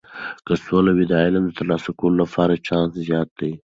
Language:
Pashto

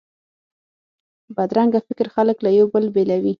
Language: Pashto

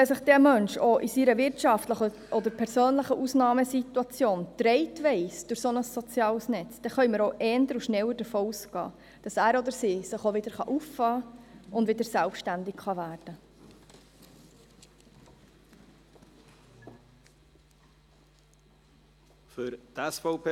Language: Swiss German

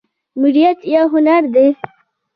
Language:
Pashto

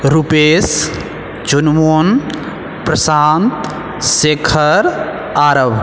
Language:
Maithili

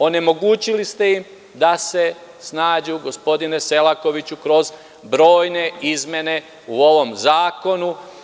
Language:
Serbian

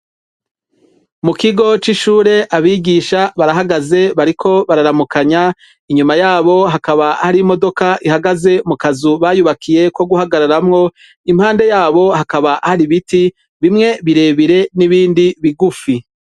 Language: Rundi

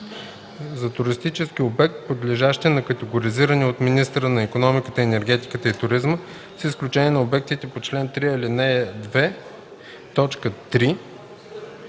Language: Bulgarian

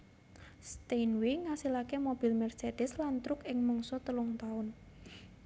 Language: Javanese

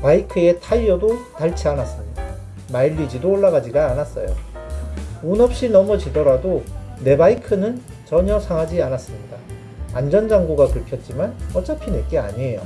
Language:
Korean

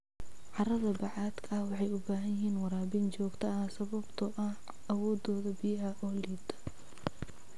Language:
Somali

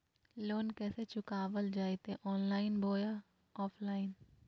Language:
Magahi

